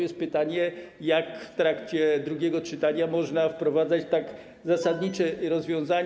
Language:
Polish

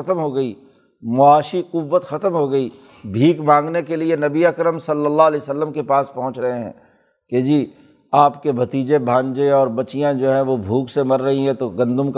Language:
Urdu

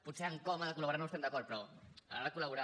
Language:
Catalan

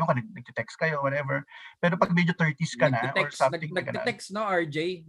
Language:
Filipino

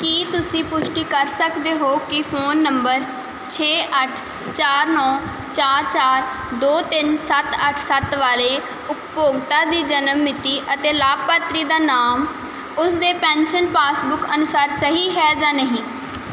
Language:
Punjabi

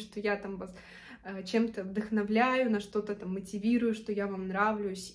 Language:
Russian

